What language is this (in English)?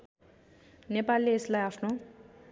Nepali